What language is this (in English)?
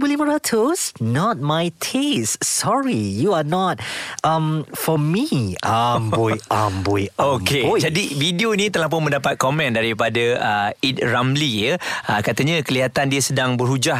Malay